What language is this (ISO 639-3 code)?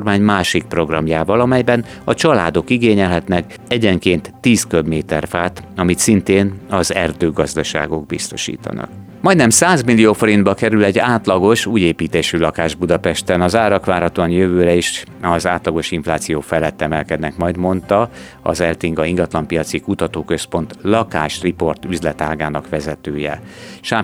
hun